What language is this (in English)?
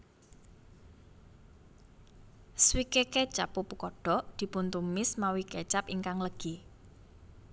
Javanese